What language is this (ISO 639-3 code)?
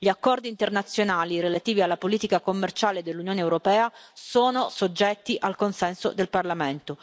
ita